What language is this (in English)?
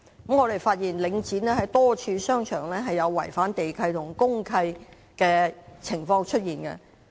Cantonese